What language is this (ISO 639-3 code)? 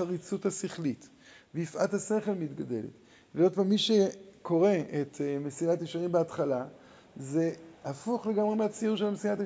heb